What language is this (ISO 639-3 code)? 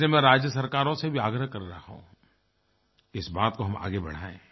hin